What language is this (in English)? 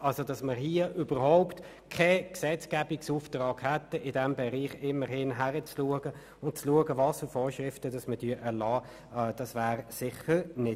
Swiss German